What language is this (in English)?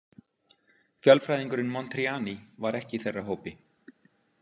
Icelandic